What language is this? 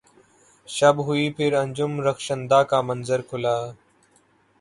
Urdu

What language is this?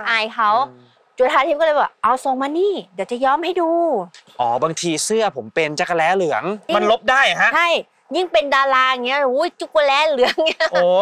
Thai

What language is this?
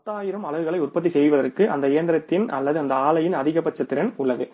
Tamil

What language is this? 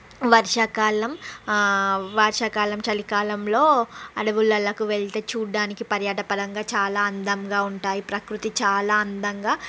Telugu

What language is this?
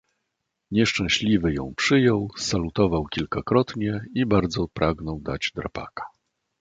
Polish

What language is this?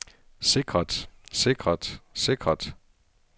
Danish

